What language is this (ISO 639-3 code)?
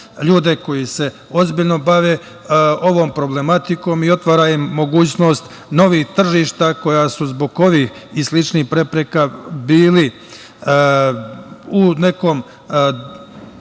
srp